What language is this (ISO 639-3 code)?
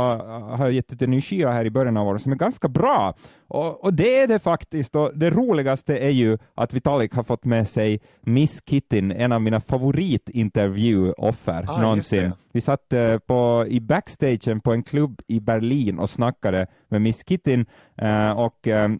swe